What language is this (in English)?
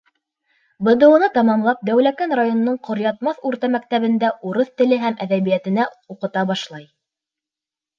Bashkir